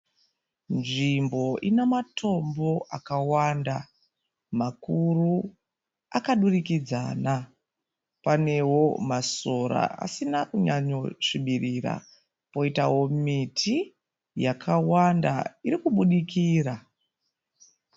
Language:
Shona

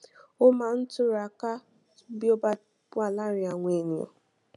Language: Yoruba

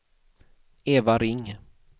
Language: Swedish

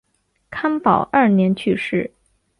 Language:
Chinese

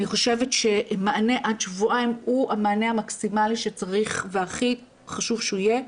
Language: Hebrew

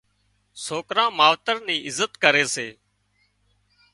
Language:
Wadiyara Koli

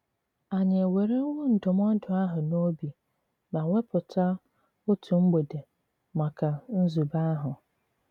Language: Igbo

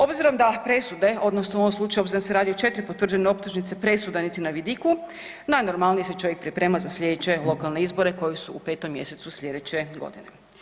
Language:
Croatian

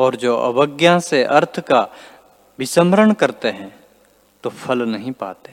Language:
Hindi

